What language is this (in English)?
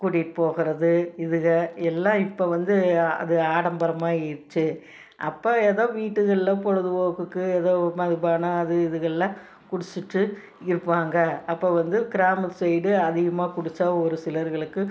Tamil